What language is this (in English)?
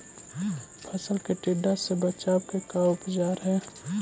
Magahi